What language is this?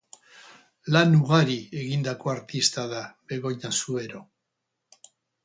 Basque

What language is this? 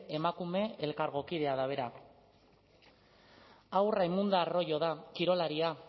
Basque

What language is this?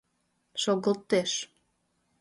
Mari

